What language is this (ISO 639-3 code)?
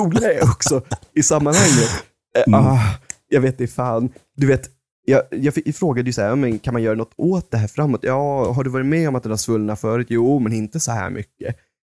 swe